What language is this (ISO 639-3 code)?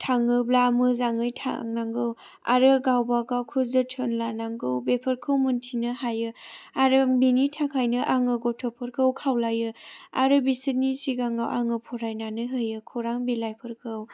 brx